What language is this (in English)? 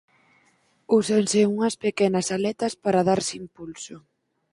Galician